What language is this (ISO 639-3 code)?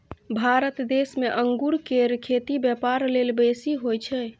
mai